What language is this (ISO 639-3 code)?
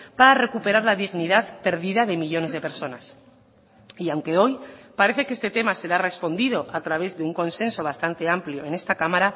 spa